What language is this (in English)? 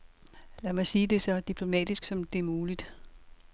Danish